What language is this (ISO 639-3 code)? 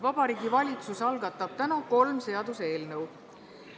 est